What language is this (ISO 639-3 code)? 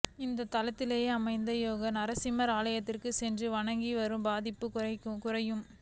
tam